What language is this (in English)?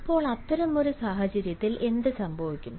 Malayalam